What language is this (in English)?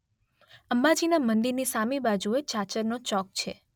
Gujarati